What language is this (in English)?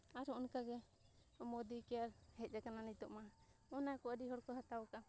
Santali